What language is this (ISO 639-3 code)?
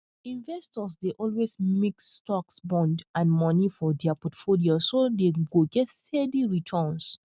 pcm